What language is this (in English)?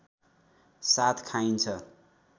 Nepali